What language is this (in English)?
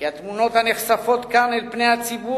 Hebrew